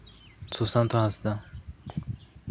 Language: Santali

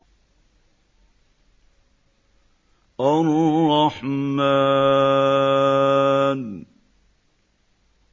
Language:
Arabic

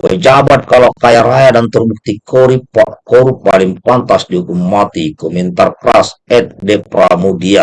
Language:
Indonesian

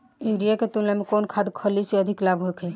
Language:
Bhojpuri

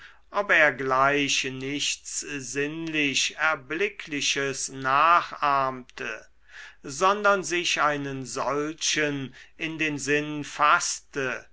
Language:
German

